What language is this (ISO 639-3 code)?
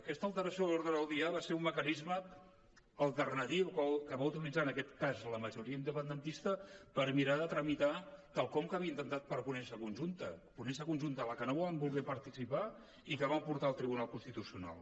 cat